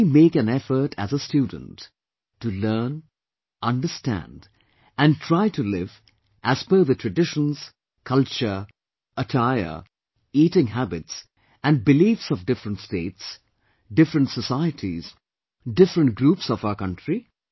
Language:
English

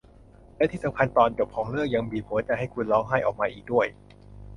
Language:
Thai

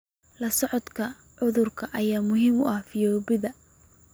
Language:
Somali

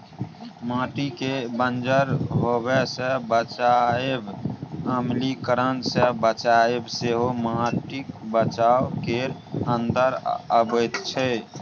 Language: Maithili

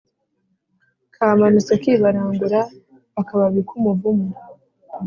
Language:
Kinyarwanda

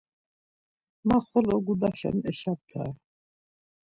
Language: Laz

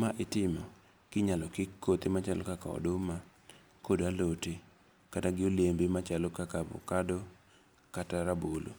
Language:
Luo (Kenya and Tanzania)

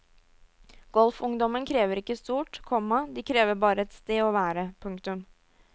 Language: Norwegian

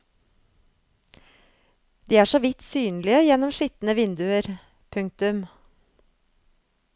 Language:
Norwegian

